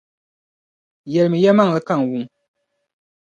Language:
Dagbani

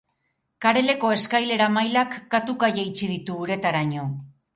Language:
Basque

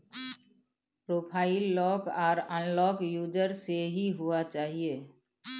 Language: Maithili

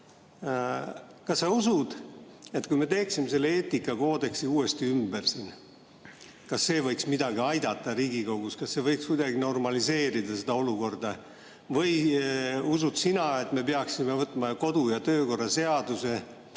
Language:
Estonian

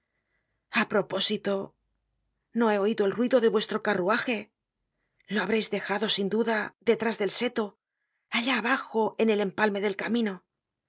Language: Spanish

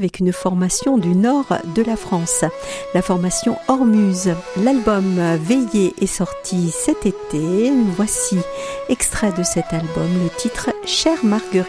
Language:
French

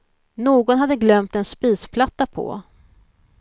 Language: Swedish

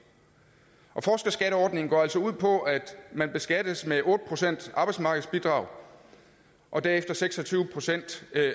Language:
Danish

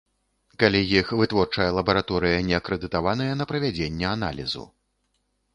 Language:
Belarusian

